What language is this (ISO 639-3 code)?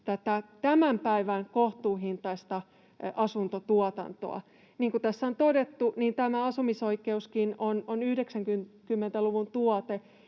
fin